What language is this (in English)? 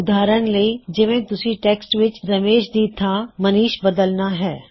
Punjabi